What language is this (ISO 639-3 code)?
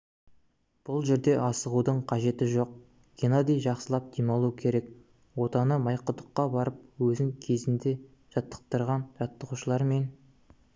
kaz